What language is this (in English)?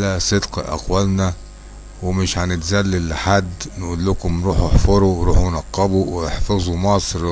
Arabic